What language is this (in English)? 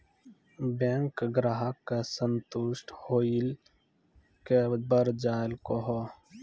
Maithili